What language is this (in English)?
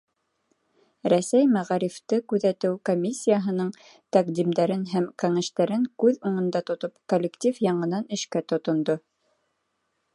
Bashkir